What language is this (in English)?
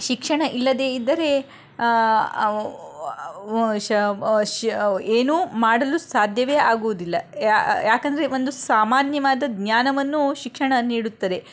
Kannada